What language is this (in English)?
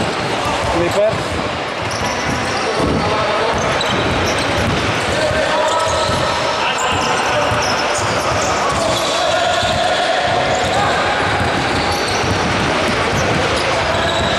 Greek